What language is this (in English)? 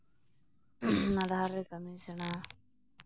Santali